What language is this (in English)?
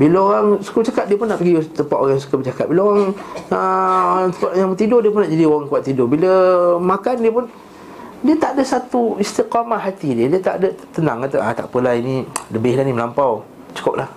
Malay